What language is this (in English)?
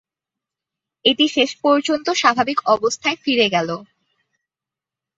Bangla